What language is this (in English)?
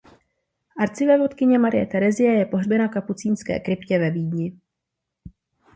Czech